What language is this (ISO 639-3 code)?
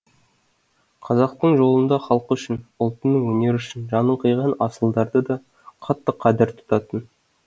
kaz